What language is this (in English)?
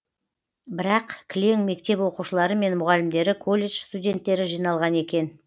Kazakh